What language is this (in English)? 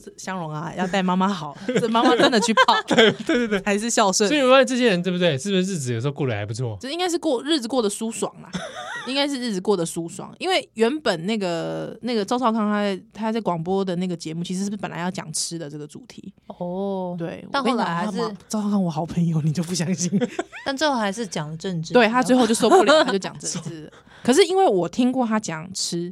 Chinese